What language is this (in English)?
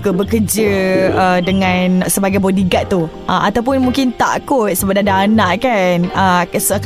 Malay